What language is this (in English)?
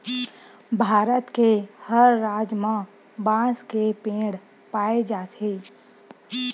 Chhattisgarhi